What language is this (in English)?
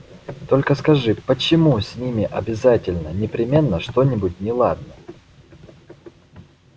Russian